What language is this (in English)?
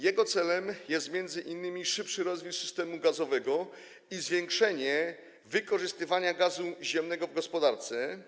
Polish